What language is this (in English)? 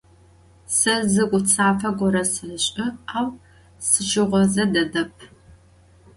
Adyghe